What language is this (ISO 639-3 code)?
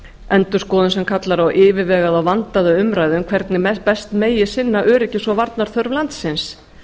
isl